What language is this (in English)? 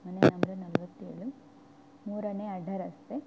Kannada